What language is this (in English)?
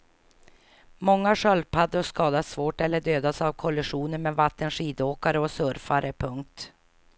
Swedish